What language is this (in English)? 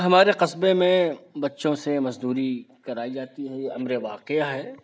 Urdu